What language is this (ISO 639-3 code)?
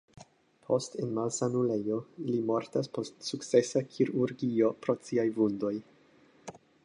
epo